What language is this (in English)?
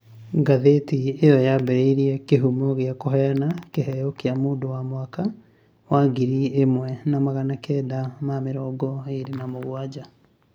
Kikuyu